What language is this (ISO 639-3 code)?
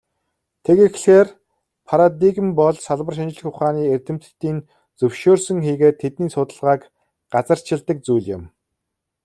mon